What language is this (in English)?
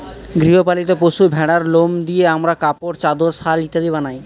Bangla